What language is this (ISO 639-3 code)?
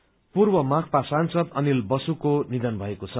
nep